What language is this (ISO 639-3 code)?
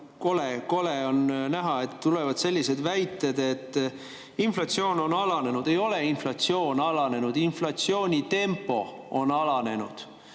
est